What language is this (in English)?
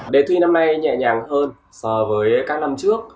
Vietnamese